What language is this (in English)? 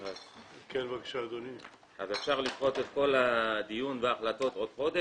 Hebrew